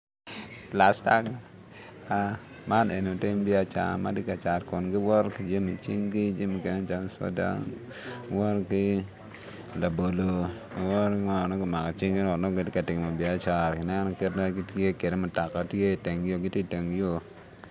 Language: Acoli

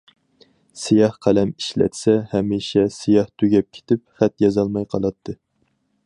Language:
Uyghur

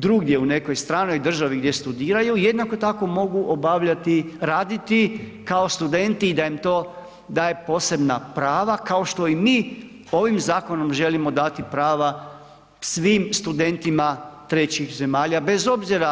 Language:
Croatian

